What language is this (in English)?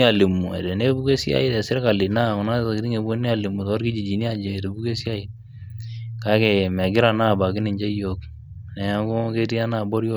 Masai